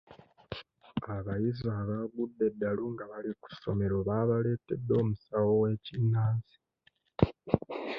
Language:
Ganda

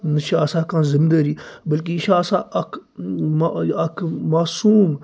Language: Kashmiri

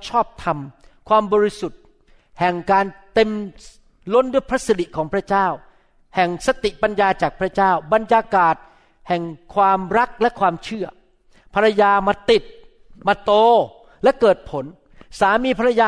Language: Thai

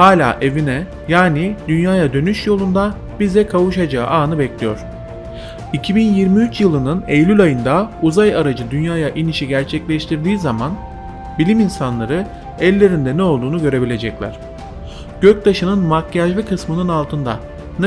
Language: Turkish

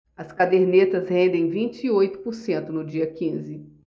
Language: Portuguese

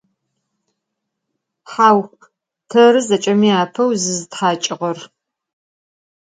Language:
Adyghe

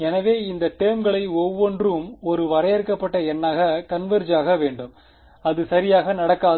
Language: Tamil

